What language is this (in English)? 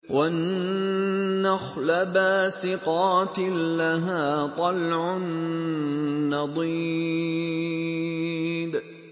Arabic